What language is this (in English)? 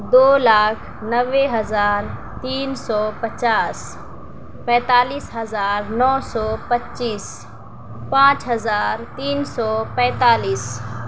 Urdu